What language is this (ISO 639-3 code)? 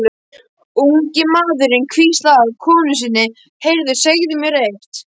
isl